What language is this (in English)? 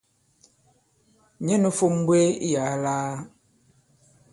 Bankon